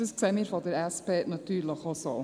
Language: Swiss German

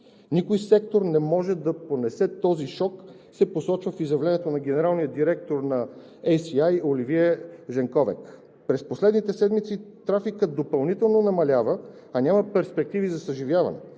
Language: Bulgarian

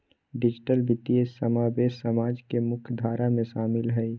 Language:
Magahi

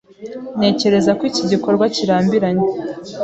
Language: Kinyarwanda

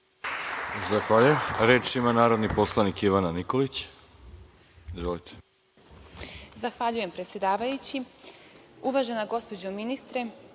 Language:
Serbian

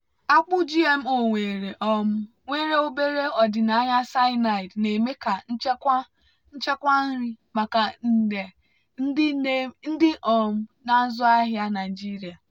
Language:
Igbo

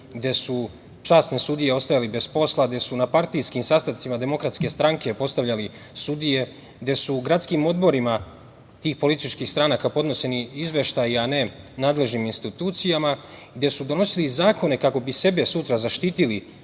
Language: Serbian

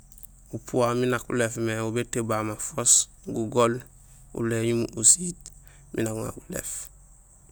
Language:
Gusilay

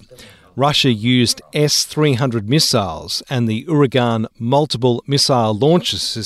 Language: Romanian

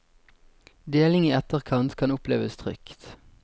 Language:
Norwegian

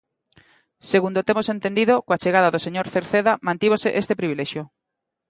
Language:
Galician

